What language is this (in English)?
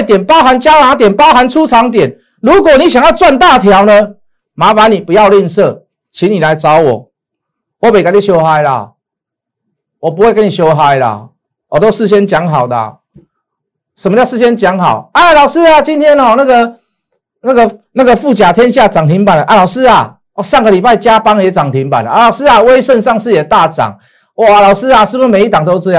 Chinese